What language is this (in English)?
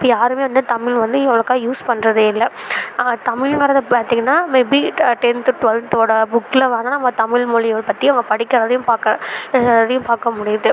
Tamil